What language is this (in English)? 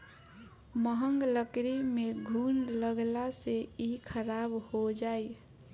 Bhojpuri